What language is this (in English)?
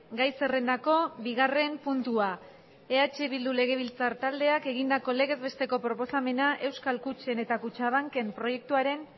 Basque